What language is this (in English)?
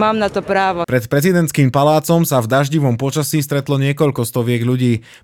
Slovak